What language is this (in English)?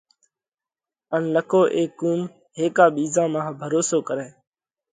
Parkari Koli